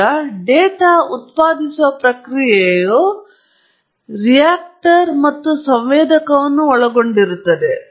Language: Kannada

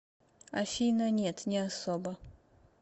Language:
Russian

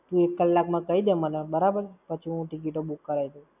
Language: Gujarati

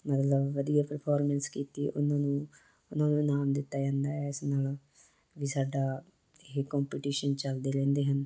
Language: Punjabi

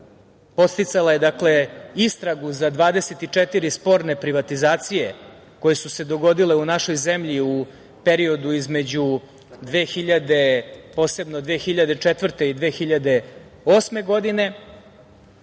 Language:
Serbian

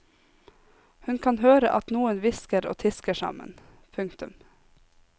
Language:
Norwegian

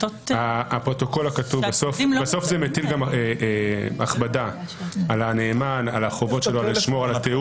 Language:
Hebrew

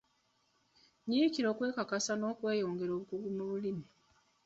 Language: Ganda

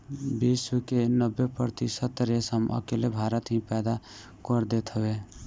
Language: Bhojpuri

